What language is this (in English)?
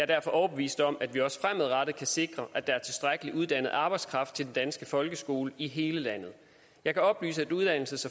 Danish